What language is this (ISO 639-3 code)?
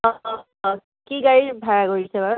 asm